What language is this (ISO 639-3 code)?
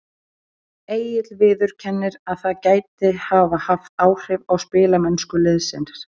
isl